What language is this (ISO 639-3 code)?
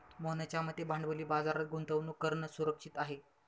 mar